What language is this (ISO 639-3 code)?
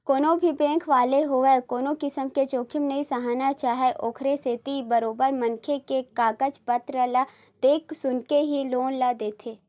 hne